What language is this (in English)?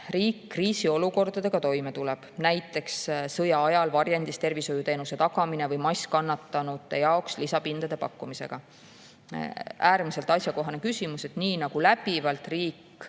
Estonian